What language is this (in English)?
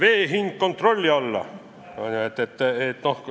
Estonian